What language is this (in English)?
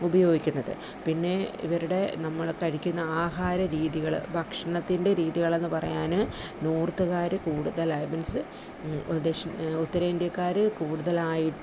Malayalam